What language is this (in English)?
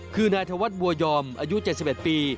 Thai